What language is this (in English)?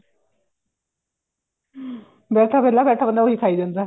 Punjabi